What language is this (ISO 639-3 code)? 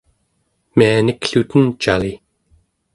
esu